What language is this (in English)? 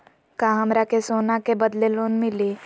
Magahi